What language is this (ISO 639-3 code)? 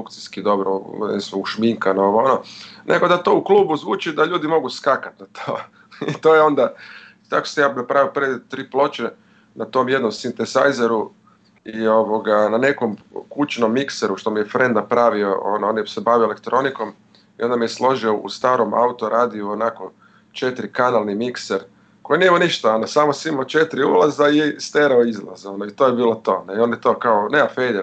hrv